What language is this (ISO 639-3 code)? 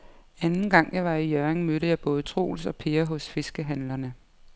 dan